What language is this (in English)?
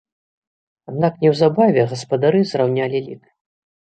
Belarusian